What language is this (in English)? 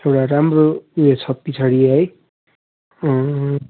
Nepali